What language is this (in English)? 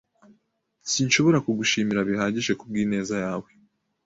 Kinyarwanda